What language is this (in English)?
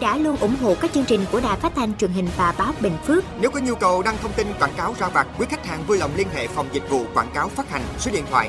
Vietnamese